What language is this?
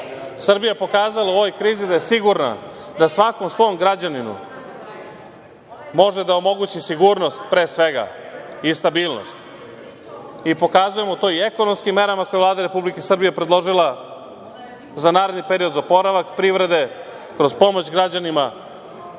Serbian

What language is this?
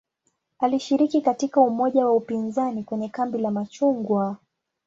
Swahili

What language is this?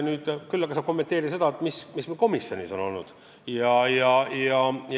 Estonian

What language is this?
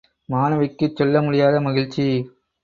Tamil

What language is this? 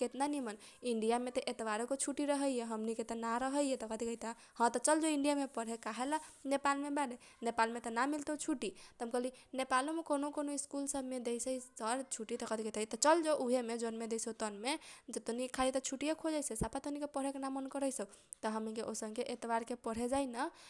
Kochila Tharu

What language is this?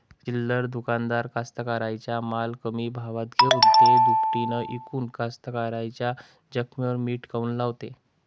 Marathi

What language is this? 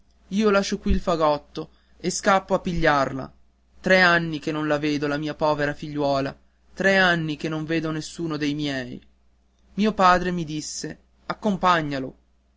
Italian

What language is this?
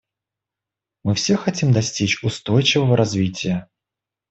Russian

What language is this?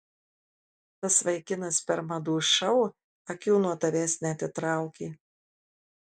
Lithuanian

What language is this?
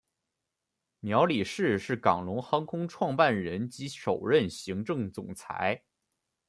Chinese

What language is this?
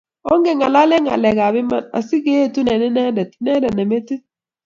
Kalenjin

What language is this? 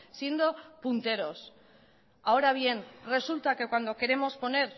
Spanish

